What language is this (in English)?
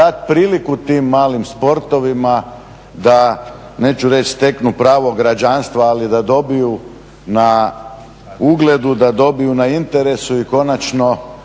Croatian